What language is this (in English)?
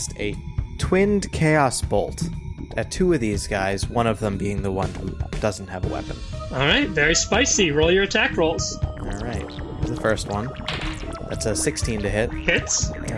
English